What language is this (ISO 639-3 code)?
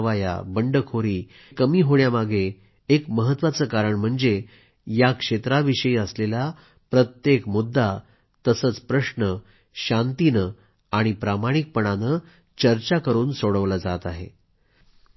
mar